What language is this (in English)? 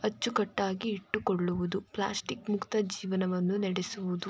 Kannada